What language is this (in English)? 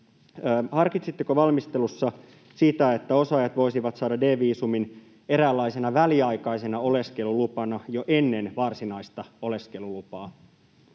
Finnish